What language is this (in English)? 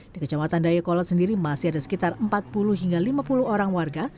Indonesian